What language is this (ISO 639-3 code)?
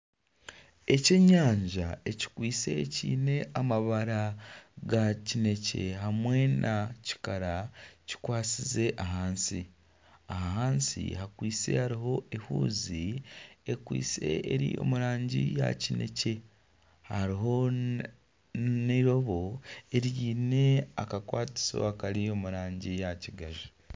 nyn